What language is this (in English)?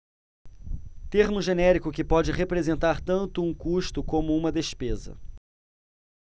Portuguese